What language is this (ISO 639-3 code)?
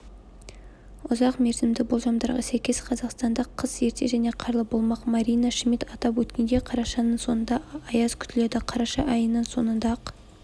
kaz